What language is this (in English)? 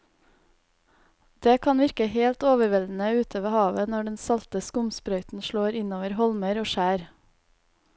Norwegian